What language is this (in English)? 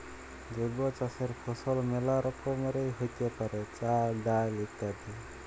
Bangla